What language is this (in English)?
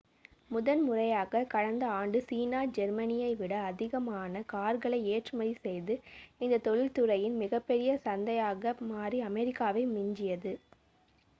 Tamil